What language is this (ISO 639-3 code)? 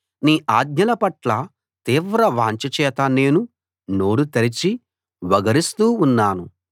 tel